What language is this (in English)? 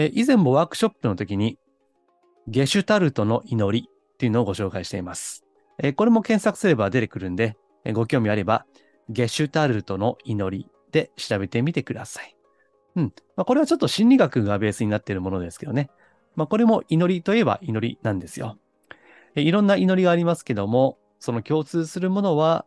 Japanese